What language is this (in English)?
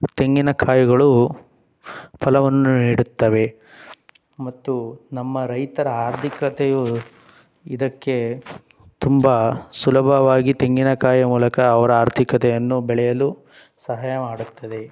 Kannada